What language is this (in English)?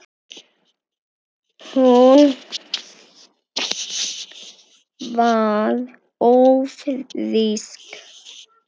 Icelandic